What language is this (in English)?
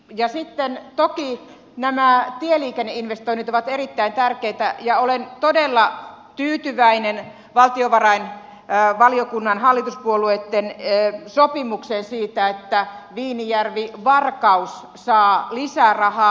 Finnish